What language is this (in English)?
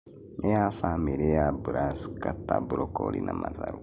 Kikuyu